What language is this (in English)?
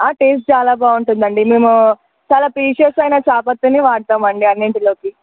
Telugu